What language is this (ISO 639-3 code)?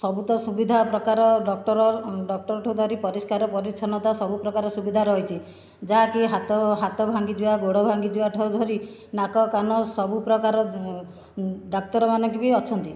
ori